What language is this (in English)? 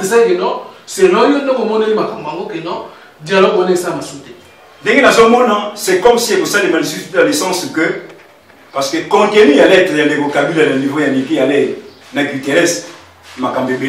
French